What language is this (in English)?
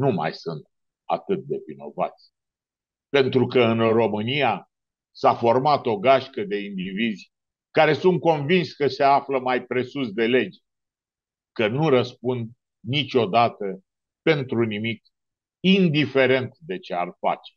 Romanian